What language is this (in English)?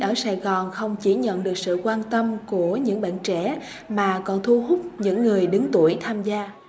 Vietnamese